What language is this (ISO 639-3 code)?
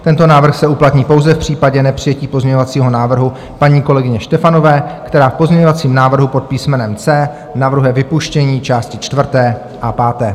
ces